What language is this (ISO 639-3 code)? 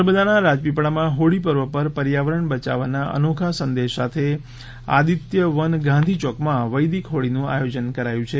guj